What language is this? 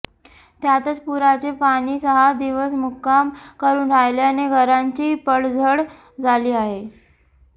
Marathi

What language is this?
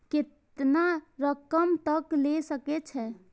Maithili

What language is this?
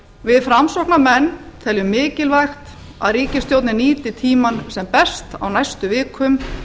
Icelandic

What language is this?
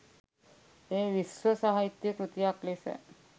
Sinhala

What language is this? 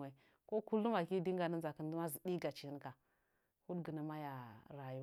Nzanyi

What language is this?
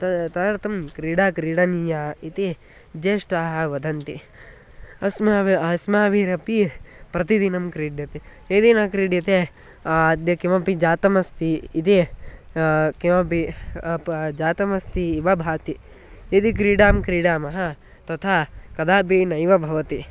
Sanskrit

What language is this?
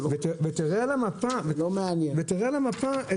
Hebrew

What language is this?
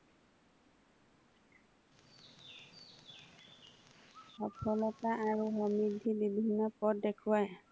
Assamese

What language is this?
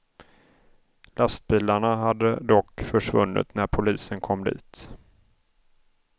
Swedish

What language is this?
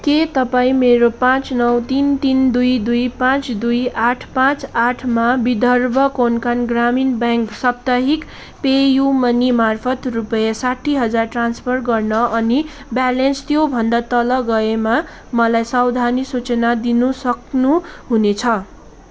Nepali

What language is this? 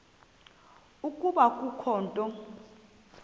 Xhosa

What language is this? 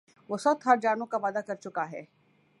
Urdu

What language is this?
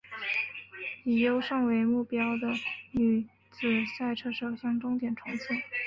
Chinese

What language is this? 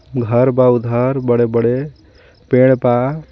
Bhojpuri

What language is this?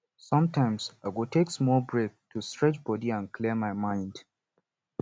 Nigerian Pidgin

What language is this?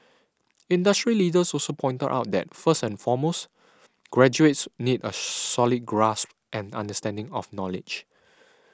English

